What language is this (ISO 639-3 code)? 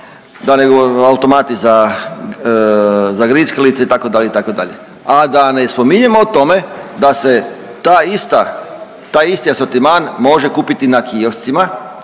hrv